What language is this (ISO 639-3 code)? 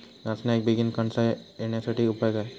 mar